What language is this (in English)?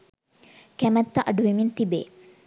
Sinhala